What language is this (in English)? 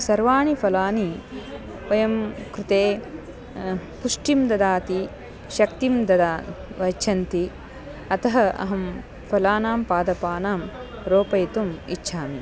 Sanskrit